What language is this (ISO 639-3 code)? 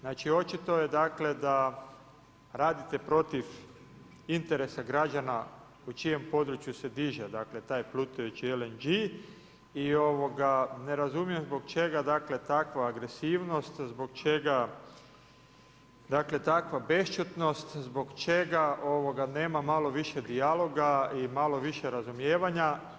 hrv